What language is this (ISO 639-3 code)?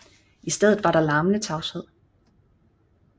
dan